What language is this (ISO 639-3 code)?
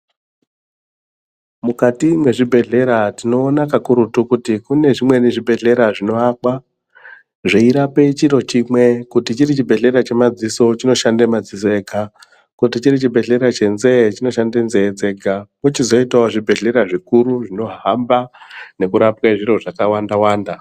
ndc